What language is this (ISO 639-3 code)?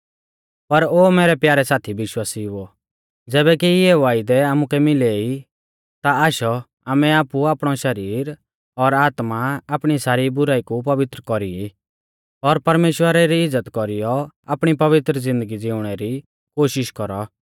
bfz